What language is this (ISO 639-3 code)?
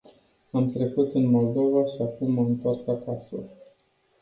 ron